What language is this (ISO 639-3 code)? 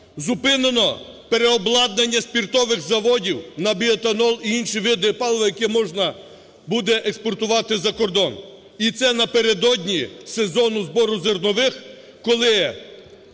ukr